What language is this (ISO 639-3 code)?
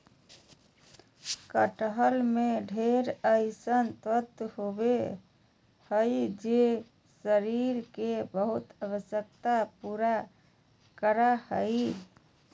mag